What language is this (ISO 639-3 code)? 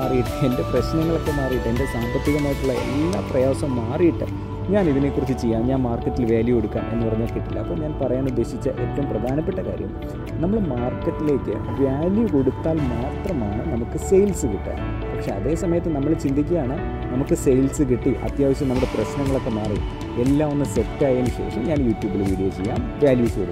mal